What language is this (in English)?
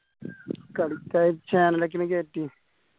Malayalam